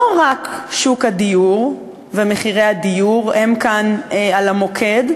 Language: Hebrew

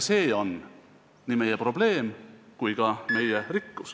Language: Estonian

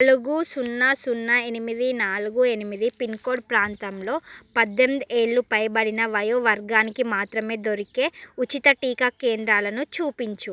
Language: Telugu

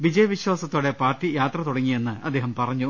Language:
Malayalam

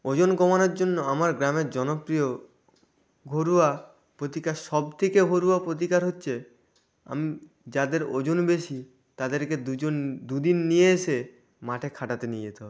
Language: Bangla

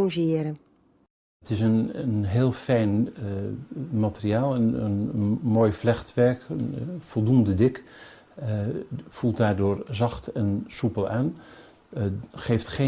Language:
Dutch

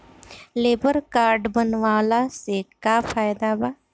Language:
Bhojpuri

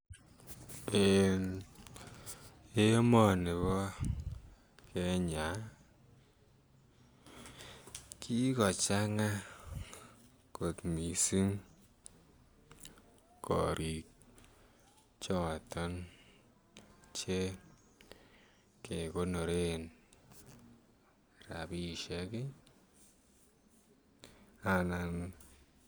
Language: Kalenjin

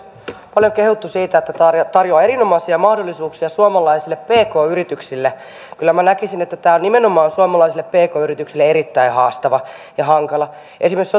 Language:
Finnish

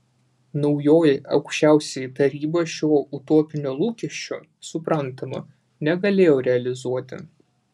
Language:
Lithuanian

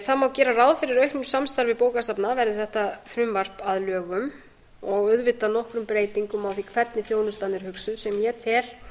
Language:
Icelandic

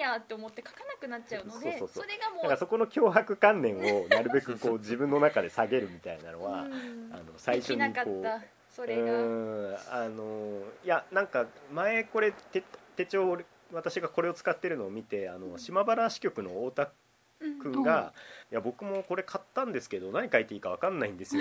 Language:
Japanese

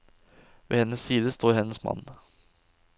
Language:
Norwegian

